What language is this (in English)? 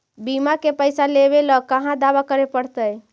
Magahi